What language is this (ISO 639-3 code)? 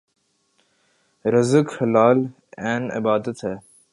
urd